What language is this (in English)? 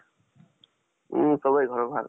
Assamese